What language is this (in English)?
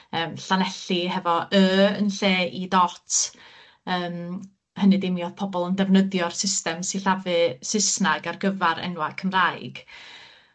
Welsh